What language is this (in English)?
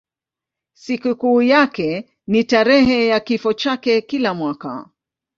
Swahili